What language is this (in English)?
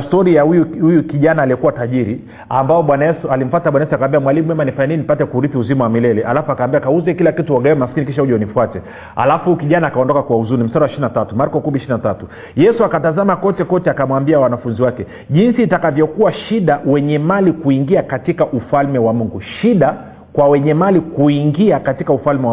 Swahili